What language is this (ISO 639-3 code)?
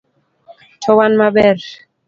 luo